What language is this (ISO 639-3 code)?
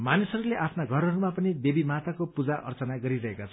nep